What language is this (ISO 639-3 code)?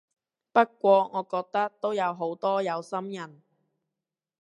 yue